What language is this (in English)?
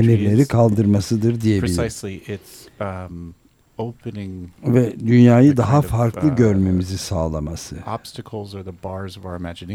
Turkish